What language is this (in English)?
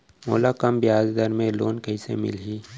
Chhattisgarhi